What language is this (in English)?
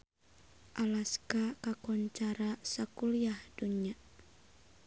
Sundanese